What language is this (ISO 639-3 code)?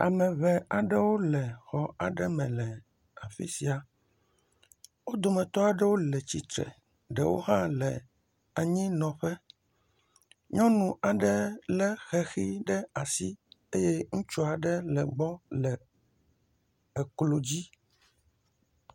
ewe